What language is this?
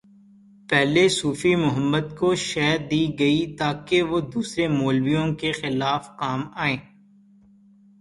Urdu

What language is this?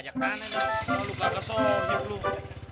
Indonesian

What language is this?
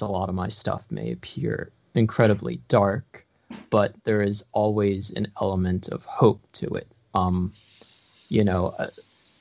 English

